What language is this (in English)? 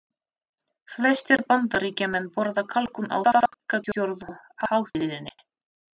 Icelandic